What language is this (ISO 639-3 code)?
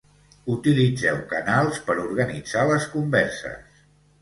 cat